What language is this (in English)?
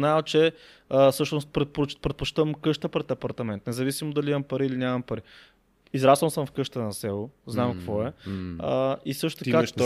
Bulgarian